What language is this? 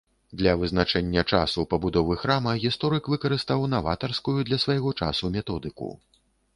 Belarusian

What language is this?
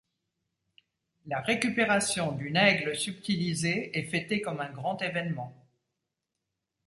French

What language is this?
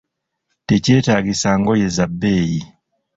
Ganda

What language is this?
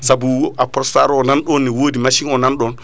Fula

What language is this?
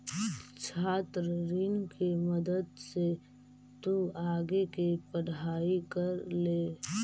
Magahi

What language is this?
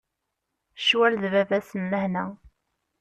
Kabyle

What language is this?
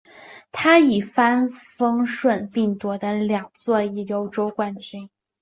Chinese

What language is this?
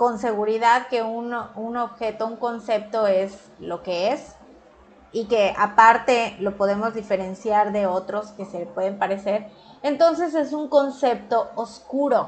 Spanish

